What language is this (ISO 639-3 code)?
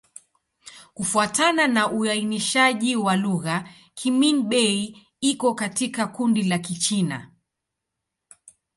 swa